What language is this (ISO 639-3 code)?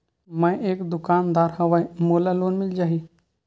hne